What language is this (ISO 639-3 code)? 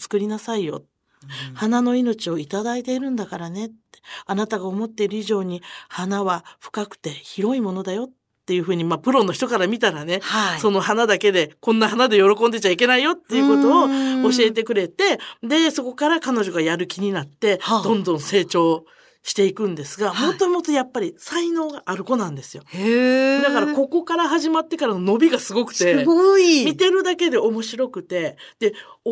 jpn